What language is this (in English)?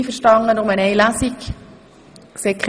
Swiss German